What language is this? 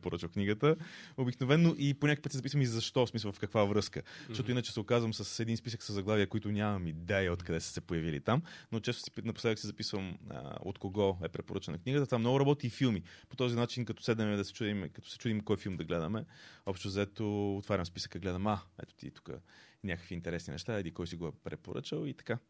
Bulgarian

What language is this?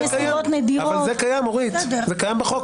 Hebrew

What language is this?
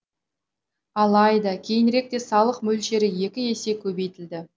Kazakh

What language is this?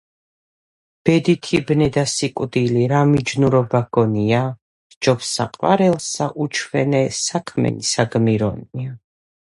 Georgian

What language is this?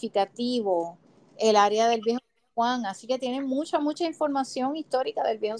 Spanish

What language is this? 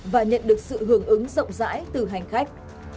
Vietnamese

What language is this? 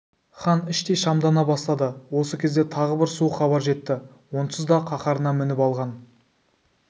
Kazakh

